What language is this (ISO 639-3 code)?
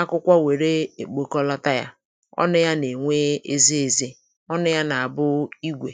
ibo